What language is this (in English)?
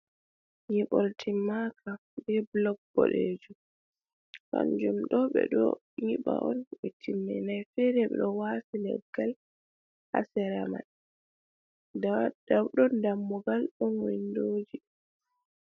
Fula